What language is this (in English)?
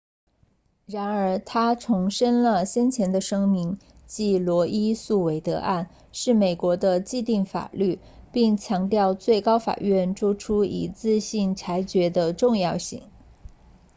Chinese